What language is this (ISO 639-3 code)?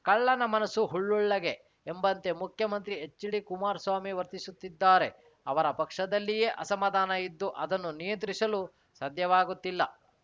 kan